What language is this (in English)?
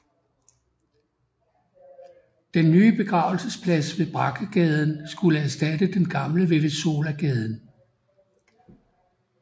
Danish